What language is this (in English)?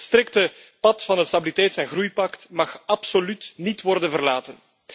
Dutch